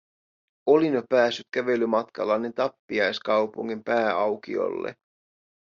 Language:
Finnish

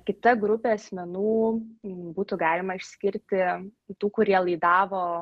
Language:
Lithuanian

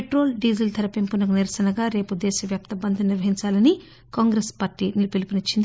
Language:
Telugu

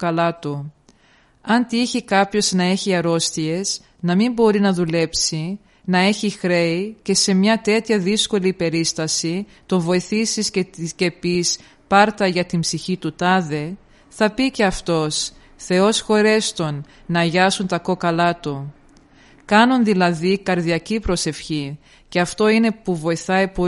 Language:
Greek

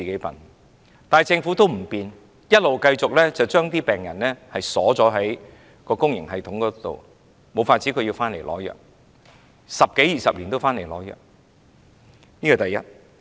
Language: Cantonese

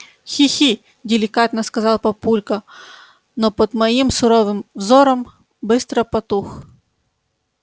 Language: Russian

